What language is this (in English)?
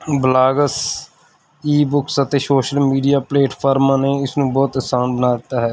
Punjabi